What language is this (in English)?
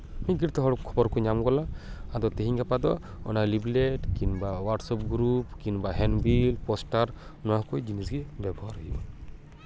Santali